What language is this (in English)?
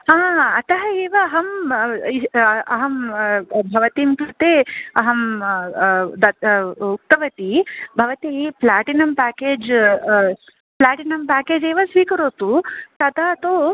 Sanskrit